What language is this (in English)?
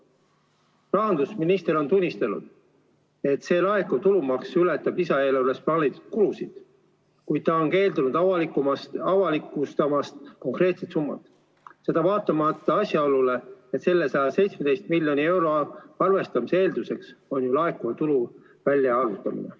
Estonian